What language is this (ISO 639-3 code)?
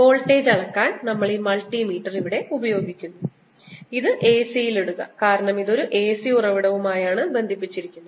mal